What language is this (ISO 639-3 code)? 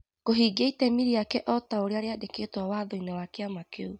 kik